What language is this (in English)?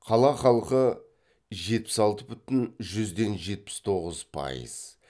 Kazakh